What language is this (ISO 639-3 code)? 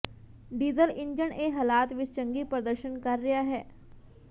pan